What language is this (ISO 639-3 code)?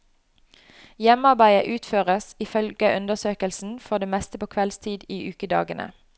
nor